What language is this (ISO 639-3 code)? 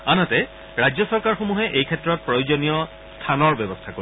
asm